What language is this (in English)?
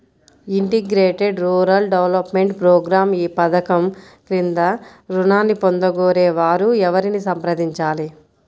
Telugu